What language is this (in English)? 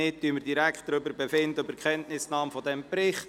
Swiss German